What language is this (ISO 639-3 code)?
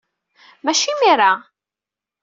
kab